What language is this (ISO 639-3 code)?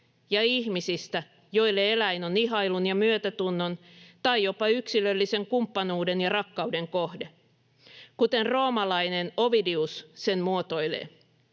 fin